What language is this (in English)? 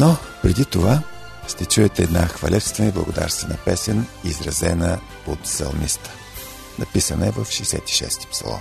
Bulgarian